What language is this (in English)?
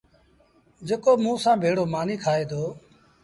Sindhi Bhil